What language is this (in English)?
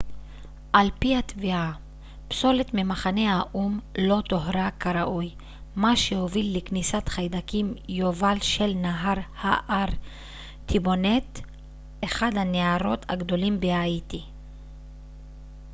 Hebrew